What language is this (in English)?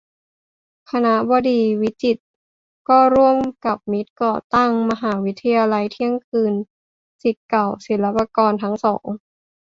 Thai